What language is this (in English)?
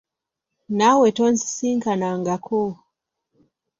Ganda